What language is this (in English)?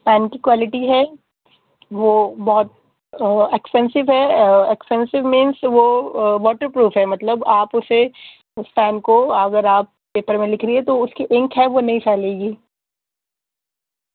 Urdu